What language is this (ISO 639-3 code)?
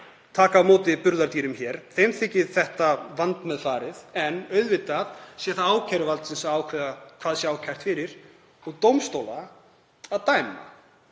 isl